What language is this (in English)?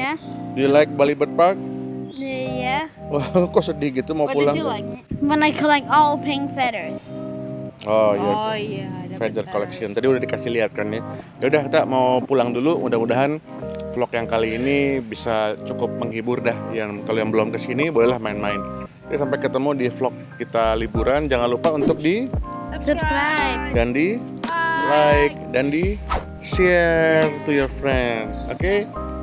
Indonesian